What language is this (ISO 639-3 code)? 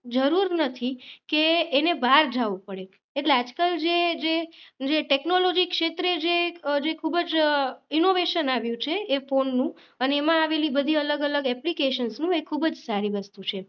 guj